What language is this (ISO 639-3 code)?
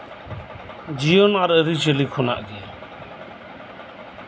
sat